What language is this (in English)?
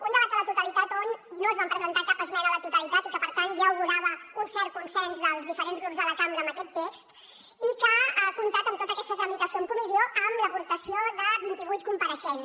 Catalan